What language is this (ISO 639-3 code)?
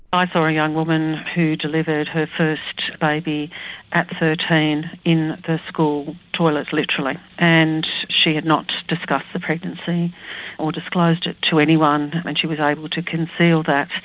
eng